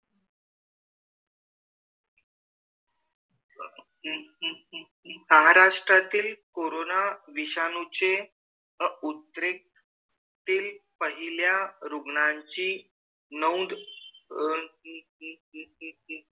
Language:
Marathi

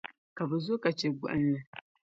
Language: Dagbani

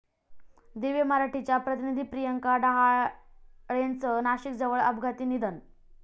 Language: Marathi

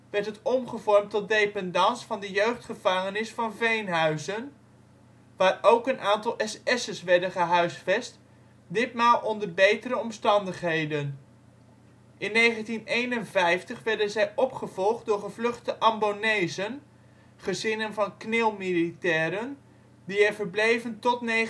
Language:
Dutch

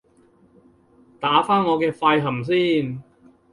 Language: Cantonese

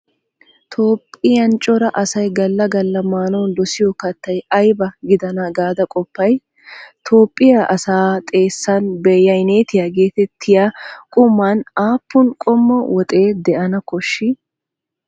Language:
Wolaytta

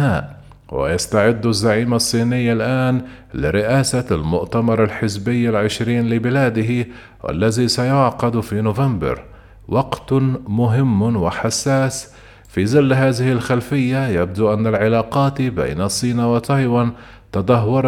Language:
Arabic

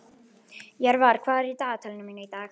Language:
Icelandic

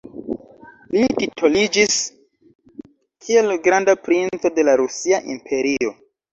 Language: Esperanto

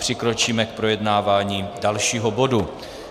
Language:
Czech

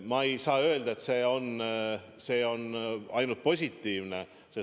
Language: Estonian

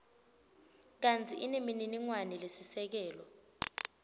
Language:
Swati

